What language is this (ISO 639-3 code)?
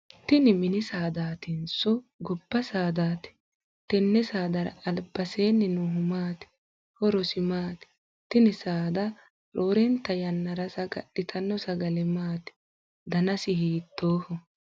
sid